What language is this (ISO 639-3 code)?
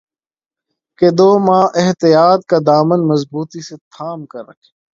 urd